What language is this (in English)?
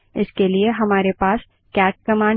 Hindi